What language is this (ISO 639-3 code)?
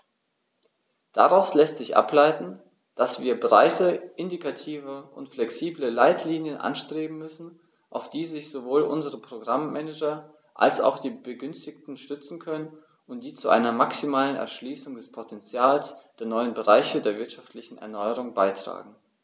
deu